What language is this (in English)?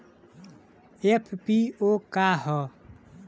Bhojpuri